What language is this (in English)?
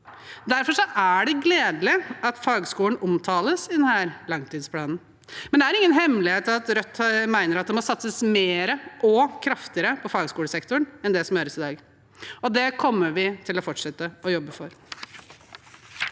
Norwegian